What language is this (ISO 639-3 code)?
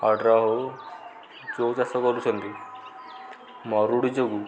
ori